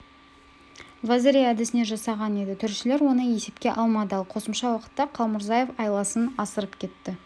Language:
Kazakh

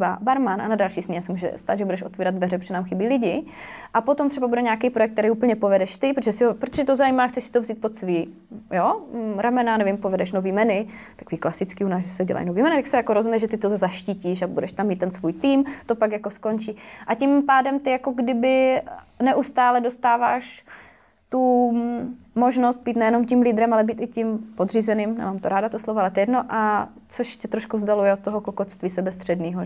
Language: Czech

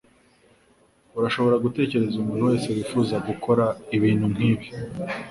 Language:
Kinyarwanda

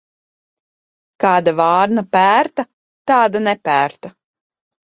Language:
Latvian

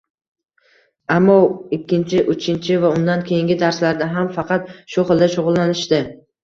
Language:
Uzbek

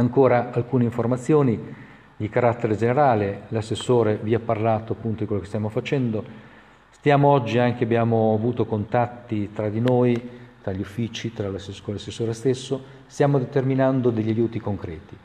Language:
Italian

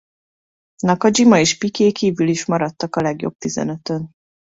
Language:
Hungarian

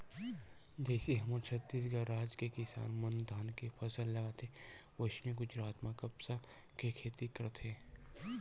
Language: Chhattisgarhi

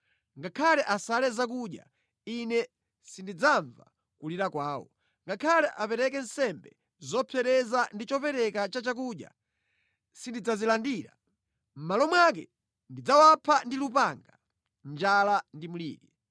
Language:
Nyanja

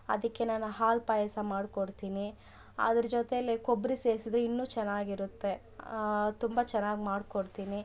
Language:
Kannada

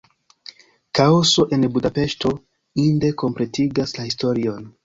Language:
Esperanto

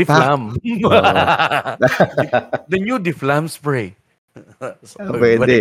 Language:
Filipino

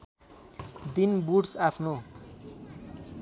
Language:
Nepali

